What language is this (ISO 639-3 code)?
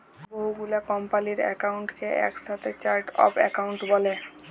ben